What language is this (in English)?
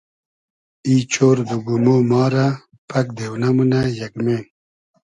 Hazaragi